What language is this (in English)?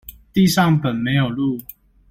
Chinese